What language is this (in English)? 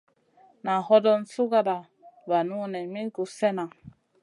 Masana